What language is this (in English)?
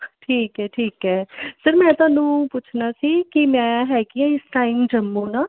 Punjabi